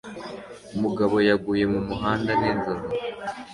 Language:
Kinyarwanda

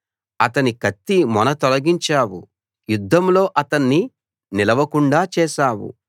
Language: Telugu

